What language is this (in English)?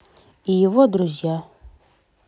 Russian